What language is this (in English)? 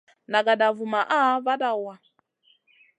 Masana